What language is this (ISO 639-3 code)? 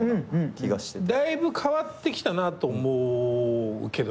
jpn